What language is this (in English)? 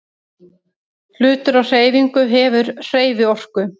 Icelandic